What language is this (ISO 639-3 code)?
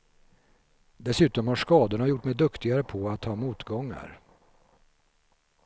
swe